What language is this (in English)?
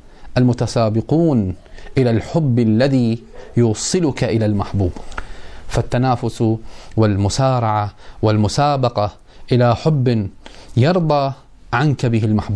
Arabic